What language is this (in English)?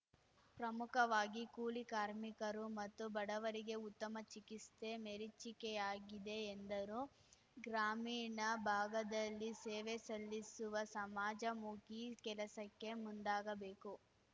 Kannada